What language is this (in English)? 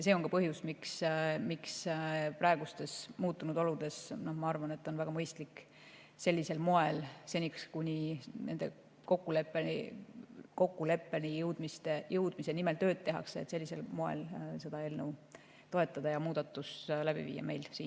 Estonian